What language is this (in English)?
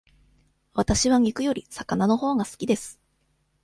Japanese